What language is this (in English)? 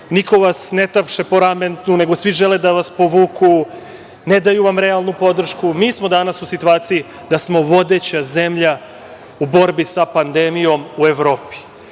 Serbian